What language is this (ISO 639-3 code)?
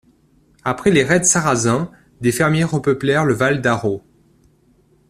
fra